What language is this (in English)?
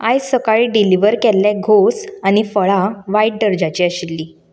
Konkani